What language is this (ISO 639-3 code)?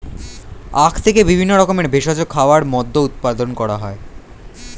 ben